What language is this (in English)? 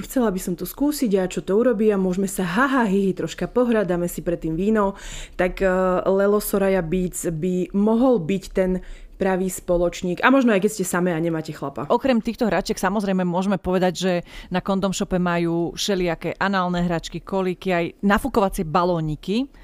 Slovak